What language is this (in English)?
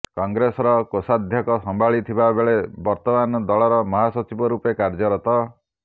Odia